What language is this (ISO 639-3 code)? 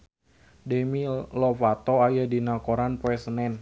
sun